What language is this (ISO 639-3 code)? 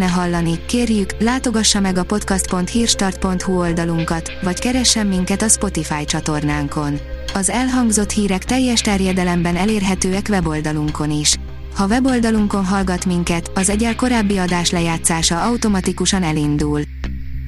hun